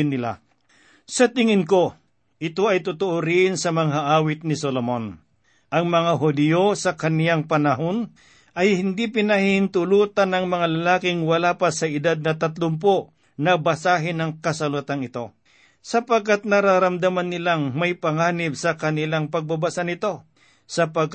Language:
Filipino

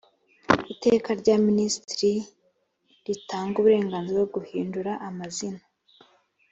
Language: Kinyarwanda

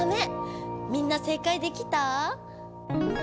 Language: Japanese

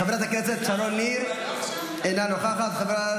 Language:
Hebrew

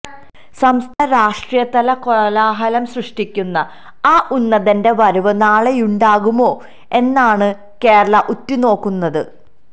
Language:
Malayalam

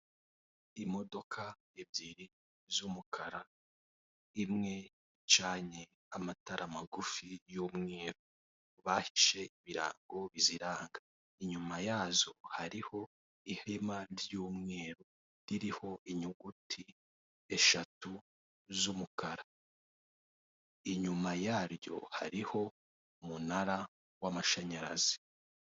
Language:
Kinyarwanda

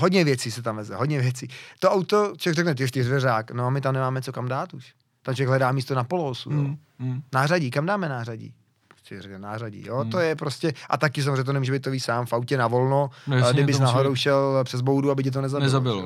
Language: Czech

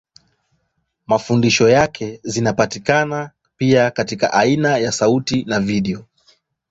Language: Swahili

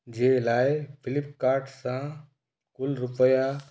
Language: Sindhi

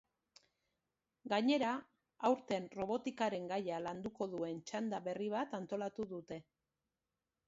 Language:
Basque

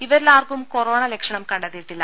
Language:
Malayalam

